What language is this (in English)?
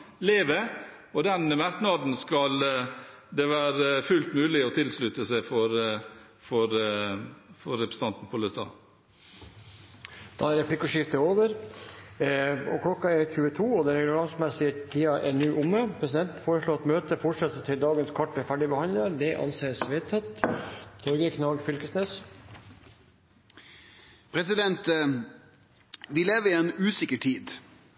Norwegian